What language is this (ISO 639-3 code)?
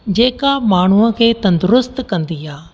snd